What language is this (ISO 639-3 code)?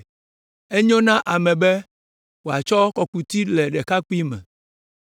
ewe